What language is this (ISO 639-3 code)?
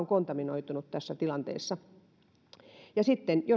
fin